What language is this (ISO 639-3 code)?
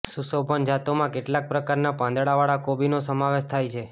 guj